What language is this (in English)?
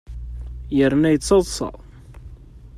Kabyle